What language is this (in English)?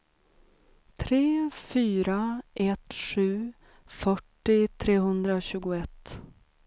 Swedish